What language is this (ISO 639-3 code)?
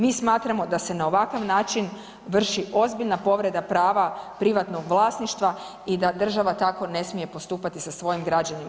hrv